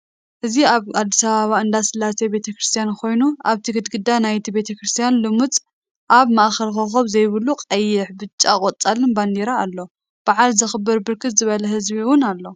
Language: Tigrinya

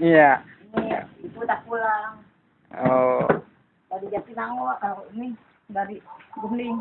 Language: Indonesian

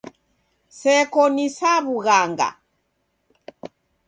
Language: Taita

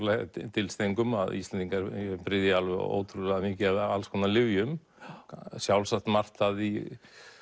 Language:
Icelandic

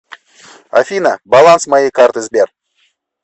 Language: Russian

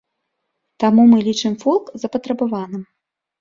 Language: Belarusian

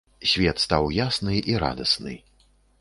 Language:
Belarusian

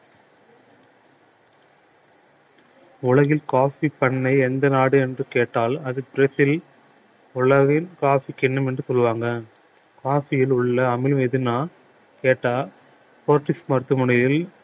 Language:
Tamil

